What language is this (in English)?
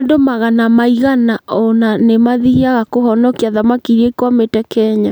Kikuyu